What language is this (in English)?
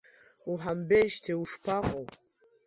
Abkhazian